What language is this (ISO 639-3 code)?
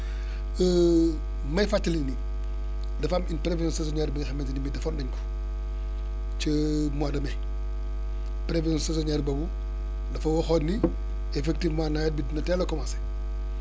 wol